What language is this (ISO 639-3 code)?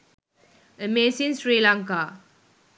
sin